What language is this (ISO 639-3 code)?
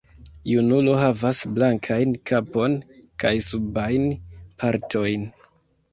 epo